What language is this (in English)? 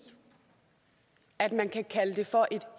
Danish